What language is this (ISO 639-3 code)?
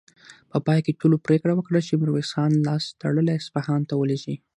pus